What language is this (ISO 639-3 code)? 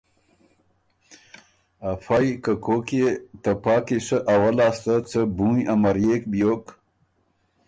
oru